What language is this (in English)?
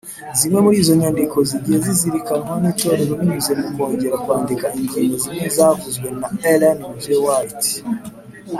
Kinyarwanda